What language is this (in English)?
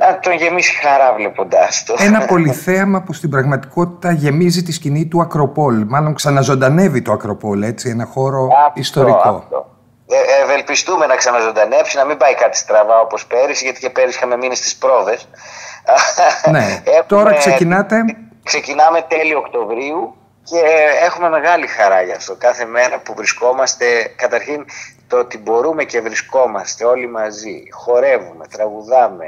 Greek